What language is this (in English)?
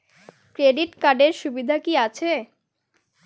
Bangla